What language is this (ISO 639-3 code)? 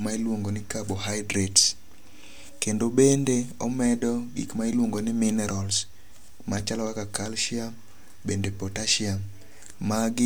luo